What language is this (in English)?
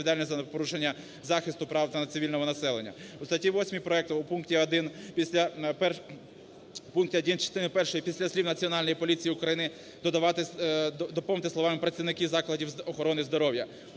Ukrainian